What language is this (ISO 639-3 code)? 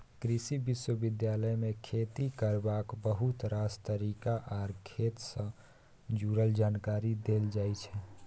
mai